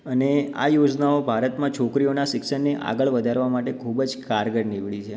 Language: Gujarati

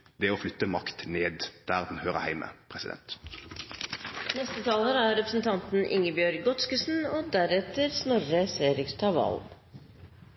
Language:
Norwegian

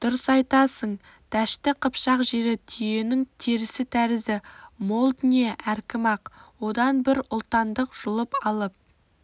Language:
Kazakh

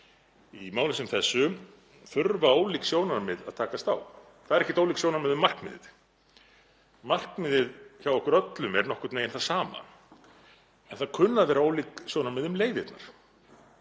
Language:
Icelandic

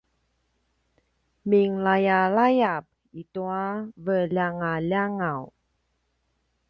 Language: Paiwan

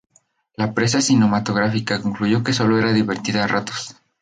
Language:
Spanish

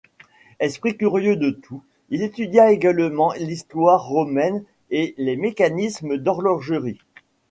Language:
French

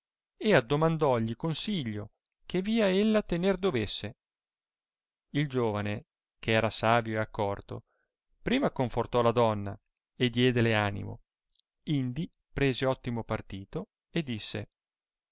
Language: Italian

